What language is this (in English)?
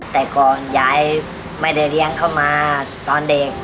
Thai